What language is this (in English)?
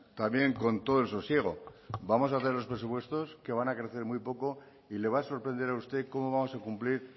Spanish